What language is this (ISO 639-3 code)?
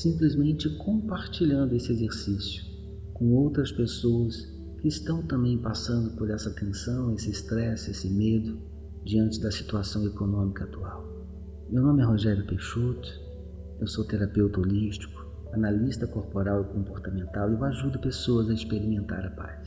por